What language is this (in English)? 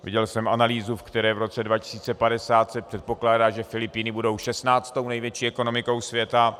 Czech